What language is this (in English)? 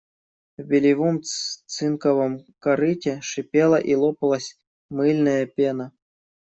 Russian